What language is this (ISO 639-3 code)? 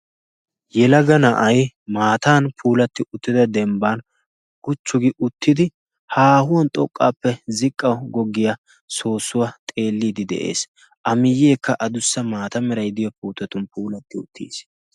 wal